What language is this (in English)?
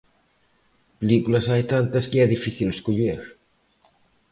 Galician